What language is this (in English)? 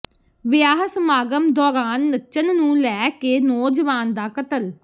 Punjabi